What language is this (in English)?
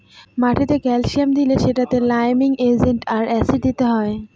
Bangla